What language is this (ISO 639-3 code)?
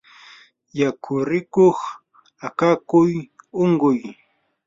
qur